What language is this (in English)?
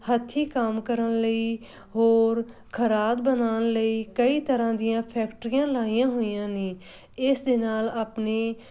Punjabi